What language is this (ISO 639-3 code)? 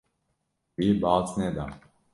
kur